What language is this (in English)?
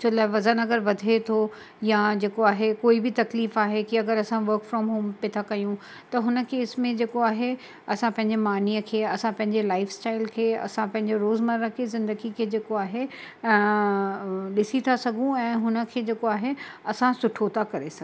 Sindhi